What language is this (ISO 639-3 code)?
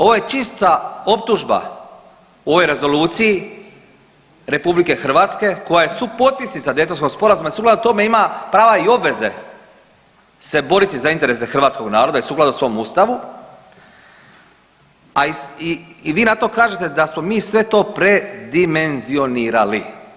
hrv